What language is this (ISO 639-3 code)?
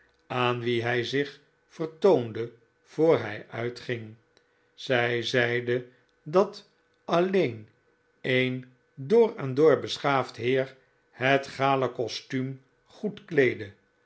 nld